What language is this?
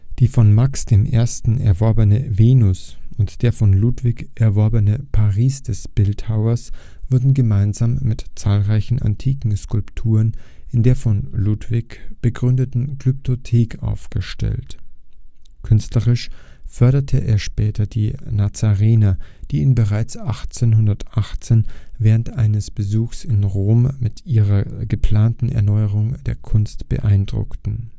German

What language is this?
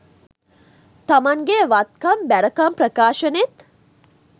Sinhala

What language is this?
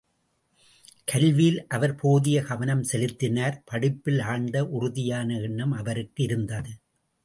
Tamil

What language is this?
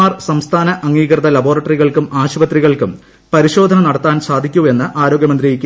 Malayalam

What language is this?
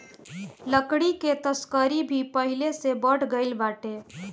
Bhojpuri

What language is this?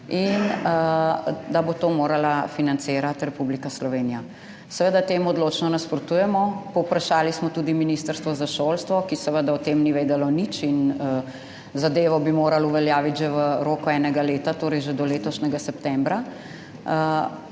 Slovenian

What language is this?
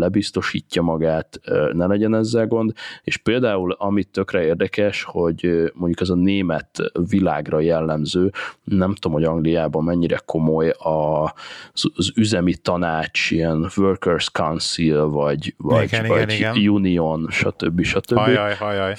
Hungarian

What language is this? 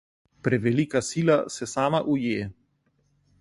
Slovenian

